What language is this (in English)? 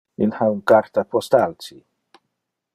Interlingua